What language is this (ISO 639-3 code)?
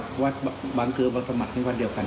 tha